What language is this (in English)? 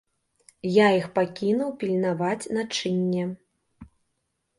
Belarusian